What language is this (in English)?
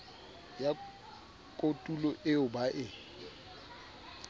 Southern Sotho